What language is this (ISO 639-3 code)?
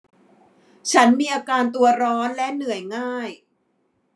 tha